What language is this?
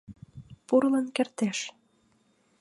Mari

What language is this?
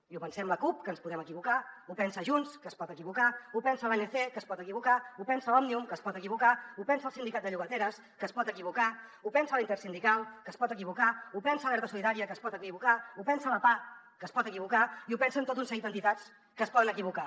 Catalan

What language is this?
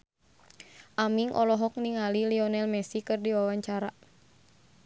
Sundanese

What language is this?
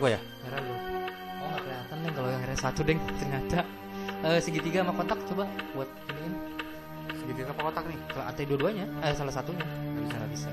Indonesian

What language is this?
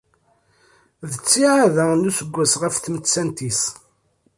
Kabyle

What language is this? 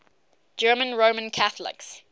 English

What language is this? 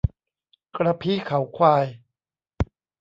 Thai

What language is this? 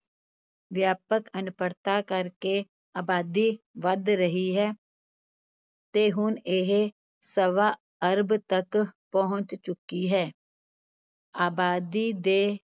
Punjabi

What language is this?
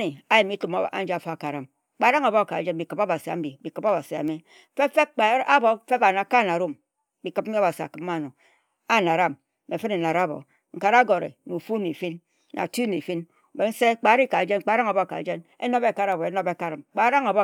Ejagham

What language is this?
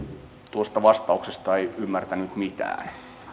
Finnish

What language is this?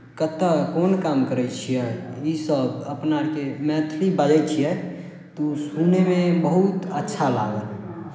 Maithili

